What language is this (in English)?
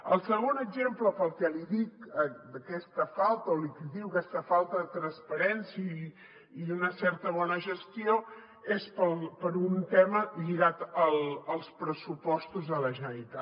Catalan